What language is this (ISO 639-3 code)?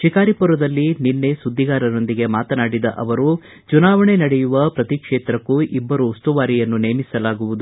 kan